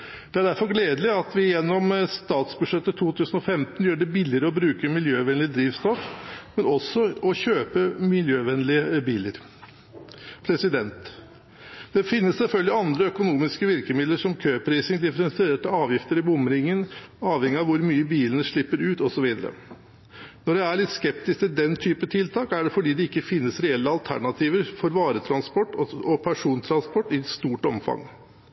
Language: Norwegian Bokmål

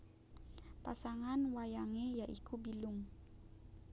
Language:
Javanese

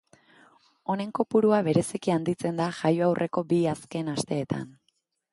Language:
Basque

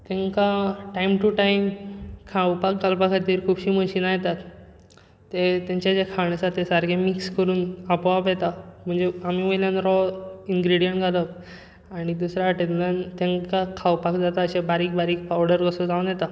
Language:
Konkani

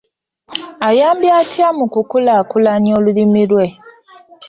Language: Ganda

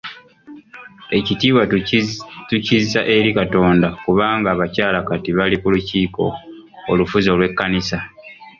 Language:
Ganda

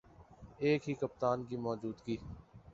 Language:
Urdu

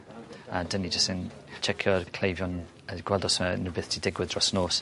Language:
Welsh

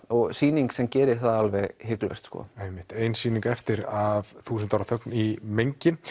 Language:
Icelandic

